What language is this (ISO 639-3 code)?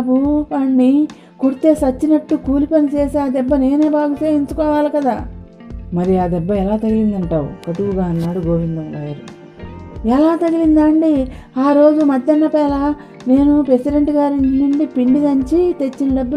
tel